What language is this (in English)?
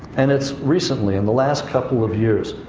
English